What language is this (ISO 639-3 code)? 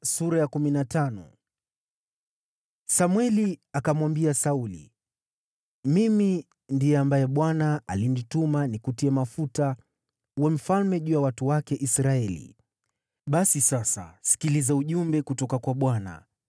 swa